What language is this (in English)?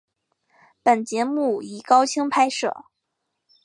Chinese